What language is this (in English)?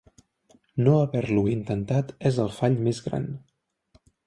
Catalan